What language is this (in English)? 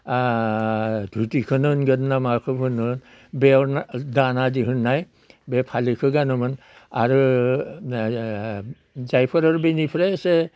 Bodo